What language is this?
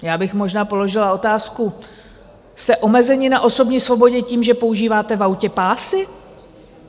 Czech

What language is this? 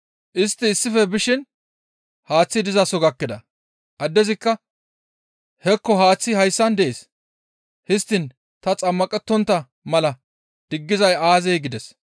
Gamo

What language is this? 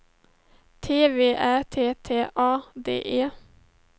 Swedish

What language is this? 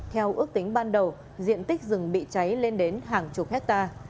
Vietnamese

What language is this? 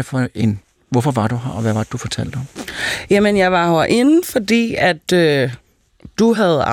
Danish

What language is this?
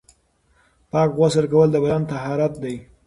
Pashto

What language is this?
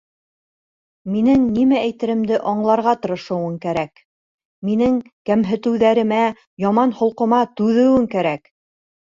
Bashkir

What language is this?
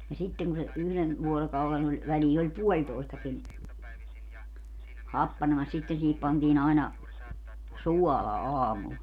Finnish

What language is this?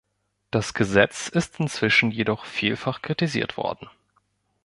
German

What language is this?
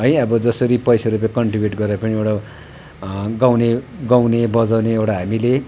Nepali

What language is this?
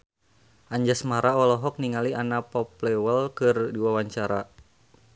Sundanese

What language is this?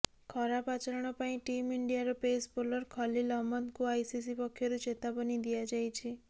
Odia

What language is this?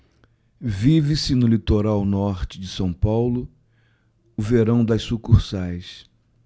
Portuguese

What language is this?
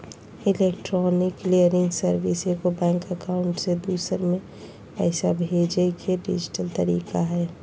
Magahi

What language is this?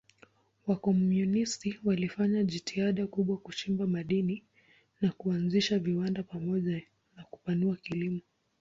Swahili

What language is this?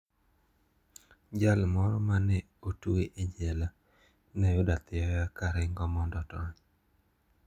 Luo (Kenya and Tanzania)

